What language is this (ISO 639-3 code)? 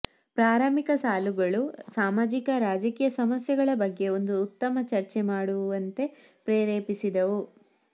kan